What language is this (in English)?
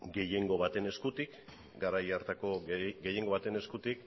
Basque